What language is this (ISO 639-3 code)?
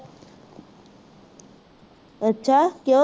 pan